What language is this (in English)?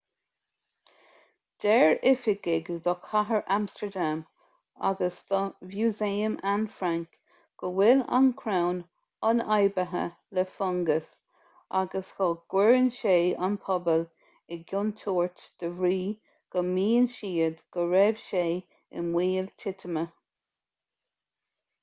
Irish